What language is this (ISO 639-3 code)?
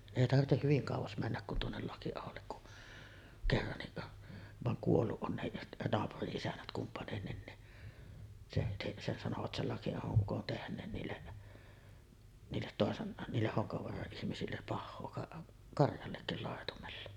fin